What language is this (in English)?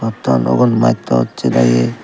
Chakma